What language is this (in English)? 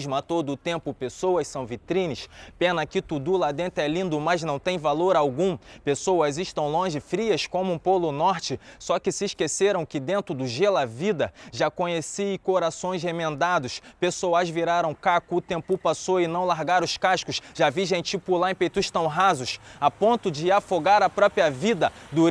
Portuguese